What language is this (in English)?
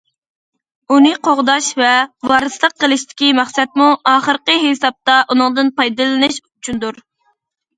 Uyghur